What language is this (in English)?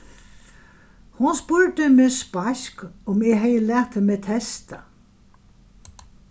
Faroese